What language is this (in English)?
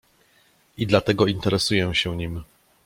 Polish